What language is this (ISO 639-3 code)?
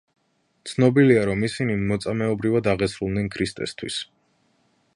kat